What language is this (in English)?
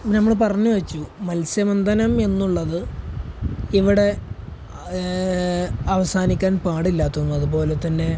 Malayalam